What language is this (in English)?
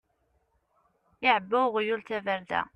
Kabyle